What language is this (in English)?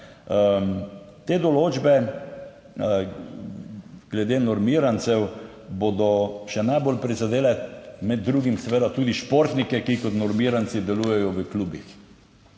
Slovenian